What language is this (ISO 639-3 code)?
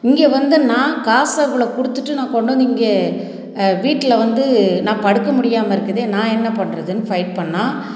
tam